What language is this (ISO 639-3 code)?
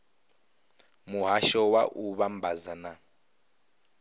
ven